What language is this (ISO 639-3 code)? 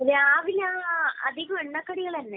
mal